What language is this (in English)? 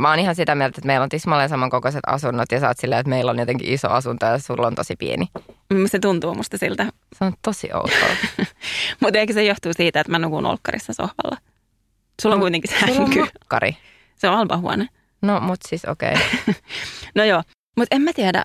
Finnish